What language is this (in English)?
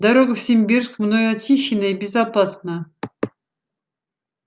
Russian